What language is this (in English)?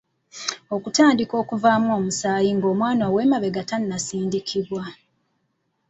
Ganda